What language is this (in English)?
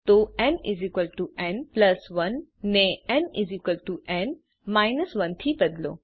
Gujarati